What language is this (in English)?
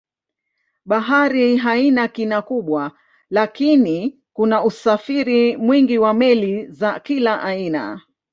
Swahili